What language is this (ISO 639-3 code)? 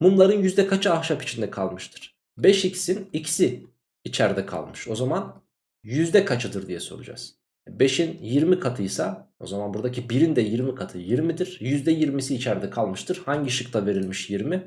tur